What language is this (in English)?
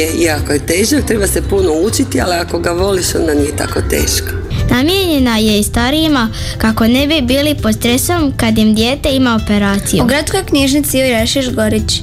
Croatian